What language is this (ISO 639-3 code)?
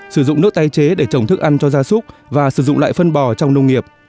vie